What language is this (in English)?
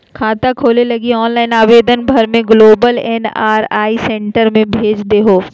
Magahi